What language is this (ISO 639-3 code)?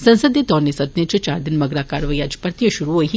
doi